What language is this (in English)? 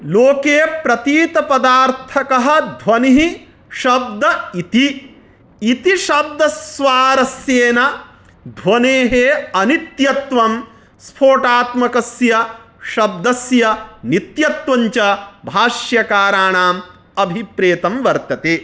Sanskrit